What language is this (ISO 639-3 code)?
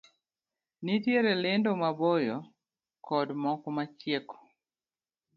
luo